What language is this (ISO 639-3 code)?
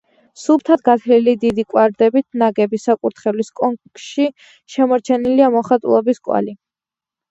kat